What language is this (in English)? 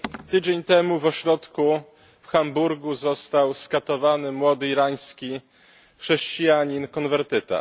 Polish